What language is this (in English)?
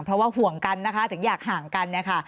Thai